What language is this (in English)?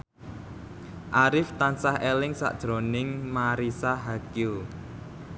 Javanese